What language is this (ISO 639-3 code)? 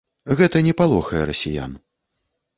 bel